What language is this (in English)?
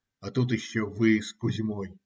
Russian